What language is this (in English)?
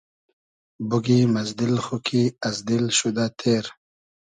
Hazaragi